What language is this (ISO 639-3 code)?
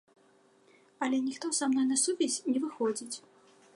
bel